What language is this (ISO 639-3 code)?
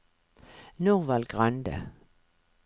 nor